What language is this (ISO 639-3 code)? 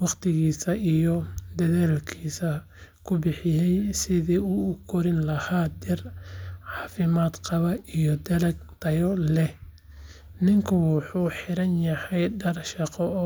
som